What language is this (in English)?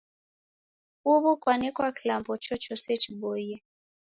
Taita